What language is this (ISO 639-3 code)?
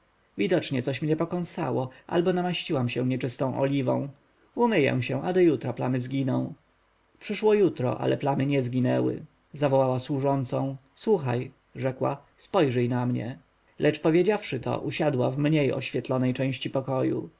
pol